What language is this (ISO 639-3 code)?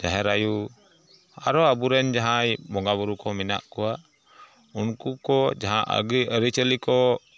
sat